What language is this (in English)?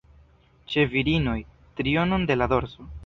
Esperanto